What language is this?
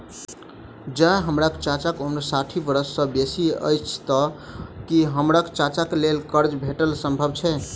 Maithili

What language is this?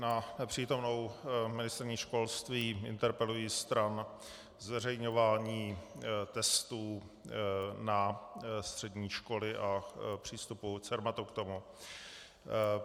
Czech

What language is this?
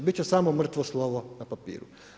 Croatian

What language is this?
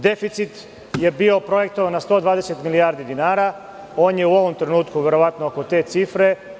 Serbian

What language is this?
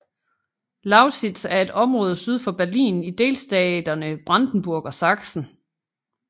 Danish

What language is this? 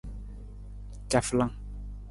Nawdm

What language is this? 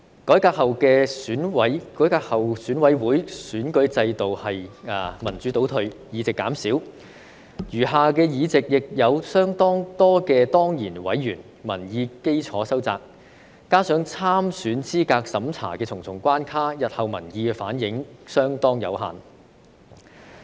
Cantonese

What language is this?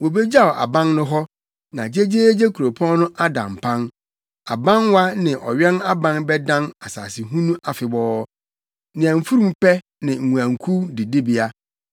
Akan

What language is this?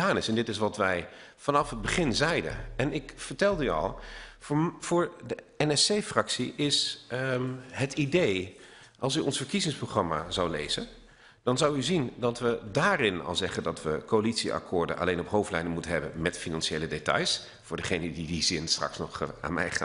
Dutch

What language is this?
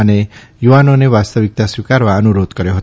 Gujarati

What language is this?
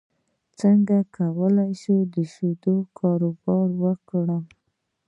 Pashto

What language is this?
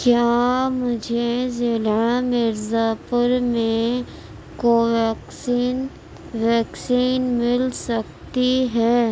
Urdu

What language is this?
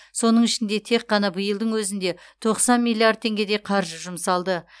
Kazakh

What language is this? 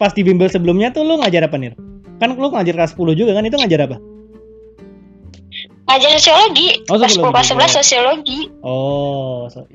Indonesian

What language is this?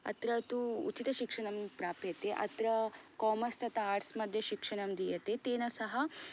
Sanskrit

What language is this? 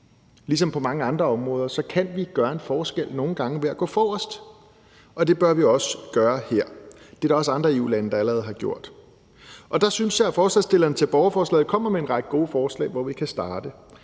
Danish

